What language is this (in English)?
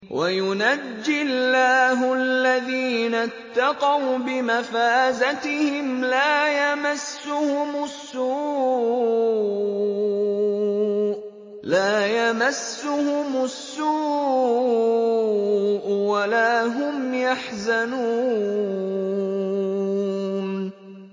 Arabic